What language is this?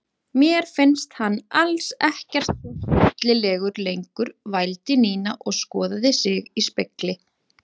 Icelandic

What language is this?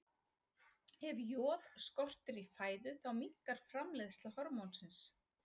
Icelandic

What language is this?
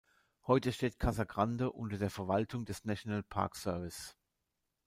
German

